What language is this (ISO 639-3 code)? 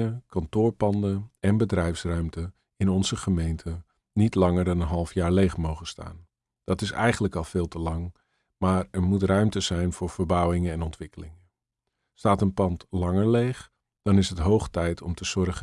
nld